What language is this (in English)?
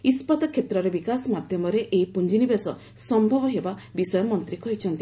Odia